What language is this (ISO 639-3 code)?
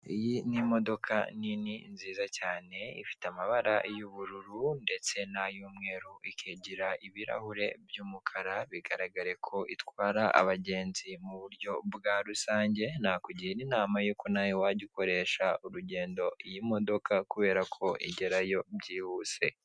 kin